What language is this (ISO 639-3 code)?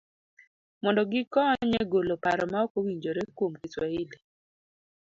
luo